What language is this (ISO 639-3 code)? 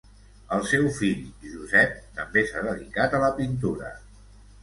cat